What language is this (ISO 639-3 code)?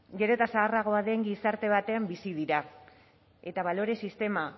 eus